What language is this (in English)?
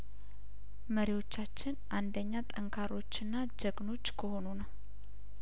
Amharic